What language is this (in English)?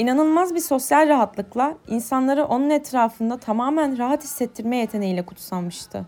Turkish